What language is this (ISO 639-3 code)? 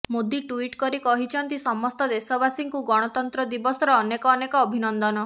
ori